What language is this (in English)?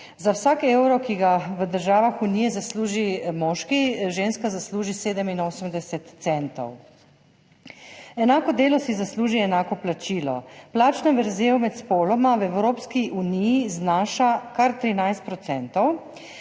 Slovenian